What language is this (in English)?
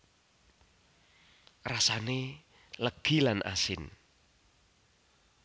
Javanese